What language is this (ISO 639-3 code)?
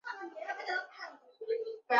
zho